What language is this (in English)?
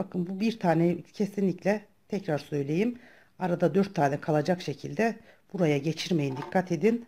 Turkish